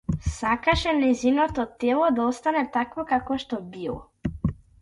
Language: Macedonian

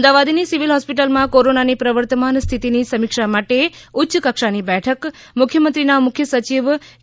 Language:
Gujarati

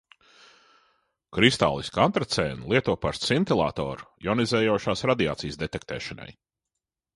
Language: Latvian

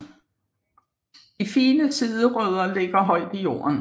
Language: Danish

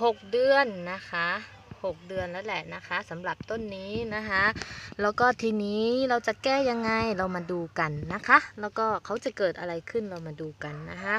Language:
Thai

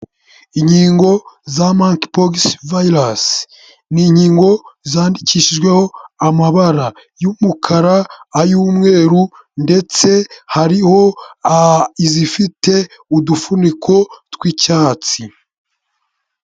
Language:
Kinyarwanda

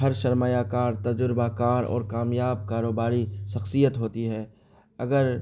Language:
Urdu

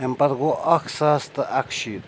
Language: Kashmiri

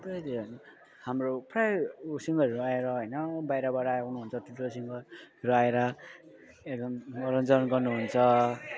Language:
Nepali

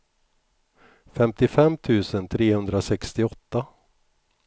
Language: Swedish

